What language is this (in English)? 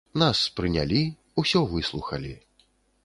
Belarusian